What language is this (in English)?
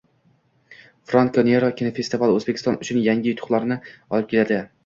Uzbek